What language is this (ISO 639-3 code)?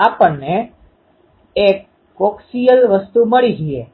guj